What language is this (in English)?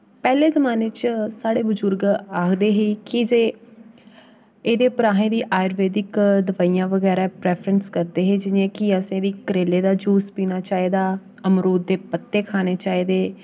Dogri